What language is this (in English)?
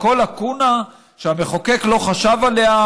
Hebrew